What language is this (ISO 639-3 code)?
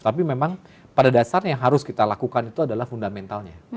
ind